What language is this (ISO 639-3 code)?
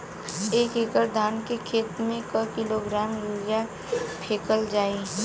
bho